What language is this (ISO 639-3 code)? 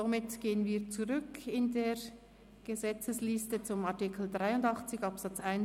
gsw